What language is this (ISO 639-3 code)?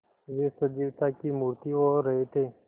hin